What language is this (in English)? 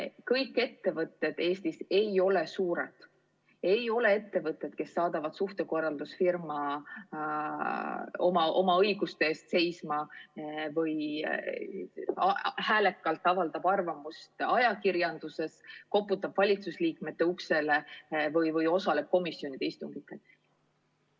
Estonian